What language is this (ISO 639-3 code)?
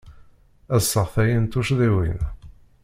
kab